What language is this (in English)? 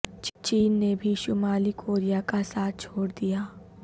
Urdu